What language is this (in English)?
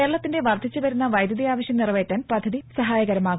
Malayalam